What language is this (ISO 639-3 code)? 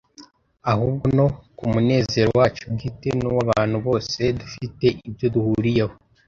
kin